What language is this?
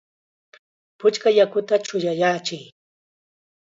Chiquián Ancash Quechua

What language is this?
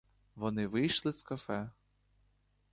Ukrainian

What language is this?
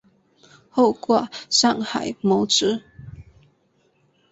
Chinese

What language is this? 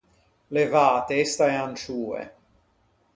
Ligurian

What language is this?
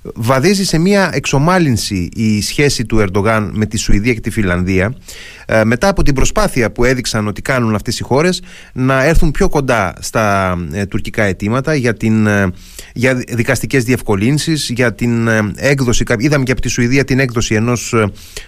Greek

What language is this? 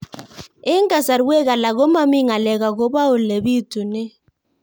Kalenjin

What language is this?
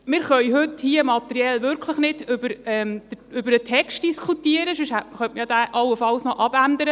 Swiss German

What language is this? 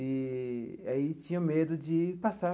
Portuguese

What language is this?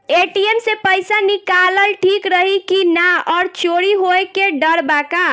Bhojpuri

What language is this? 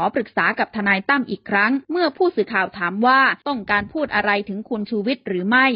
Thai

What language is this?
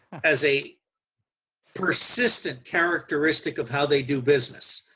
English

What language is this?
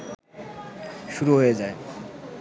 Bangla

